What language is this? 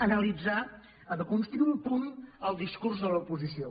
Catalan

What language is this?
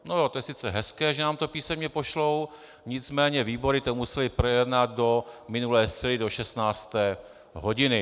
Czech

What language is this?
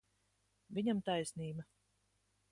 Latvian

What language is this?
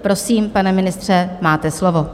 Czech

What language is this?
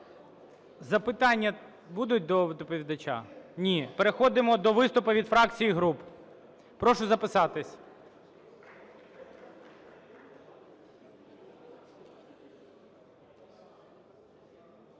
Ukrainian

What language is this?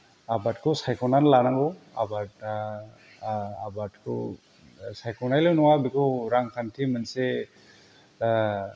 Bodo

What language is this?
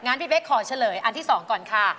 Thai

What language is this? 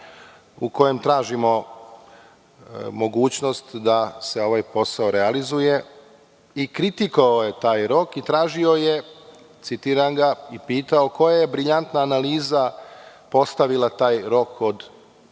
Serbian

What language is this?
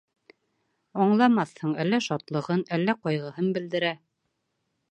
Bashkir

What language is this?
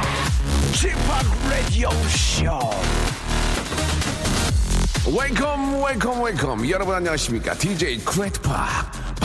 Korean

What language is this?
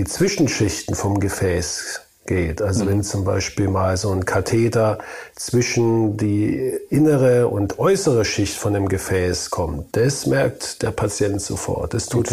German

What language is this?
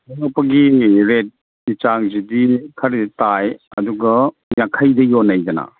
Manipuri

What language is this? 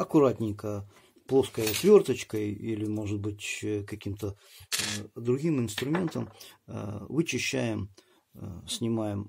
Russian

